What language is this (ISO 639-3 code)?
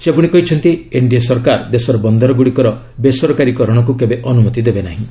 ori